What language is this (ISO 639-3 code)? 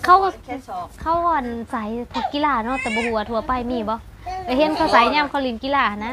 tha